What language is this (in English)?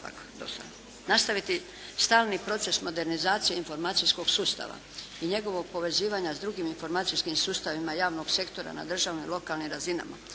Croatian